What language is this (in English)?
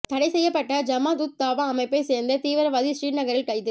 Tamil